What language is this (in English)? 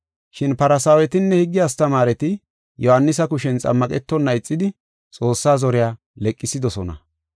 Gofa